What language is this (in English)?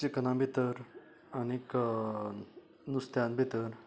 Konkani